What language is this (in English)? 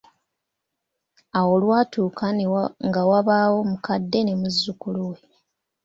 Ganda